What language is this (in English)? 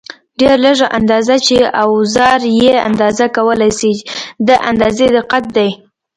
Pashto